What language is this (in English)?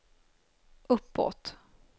Swedish